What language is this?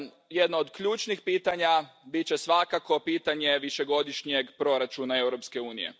Croatian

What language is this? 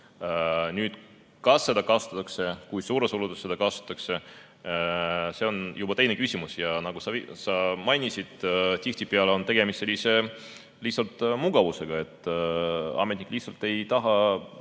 Estonian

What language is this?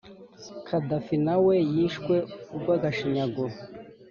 Kinyarwanda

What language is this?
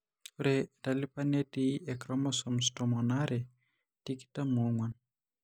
Masai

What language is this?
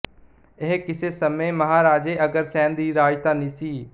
Punjabi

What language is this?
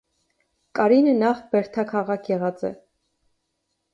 Armenian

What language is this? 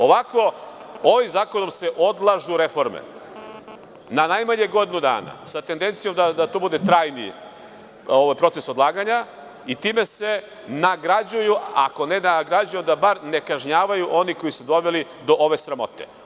Serbian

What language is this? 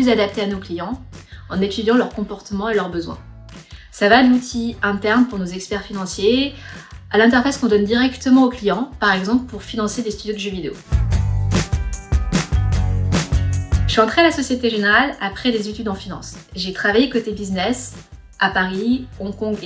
French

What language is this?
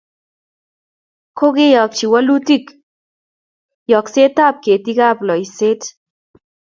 Kalenjin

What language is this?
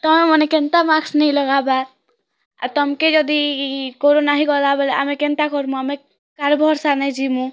Odia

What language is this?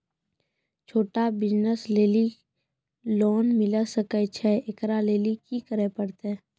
Maithili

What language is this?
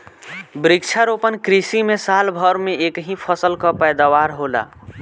Bhojpuri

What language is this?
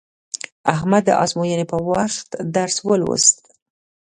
Pashto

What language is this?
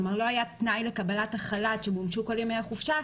Hebrew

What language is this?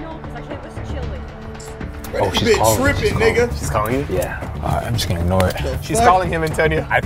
English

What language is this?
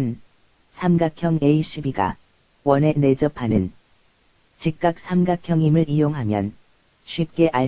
Korean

